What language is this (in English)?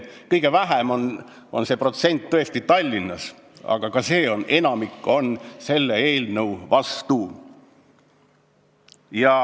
Estonian